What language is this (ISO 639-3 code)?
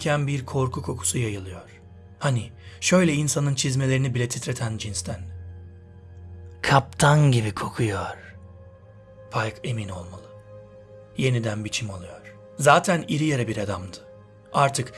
tur